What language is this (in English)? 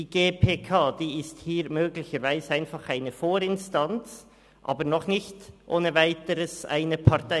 Swiss German